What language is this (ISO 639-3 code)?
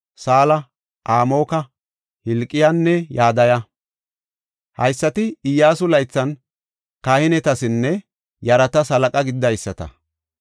gof